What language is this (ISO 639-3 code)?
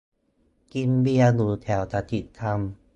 tha